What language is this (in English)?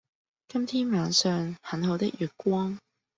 Cantonese